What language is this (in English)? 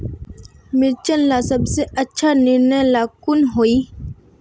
Magahi